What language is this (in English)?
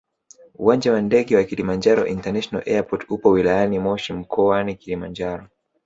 Swahili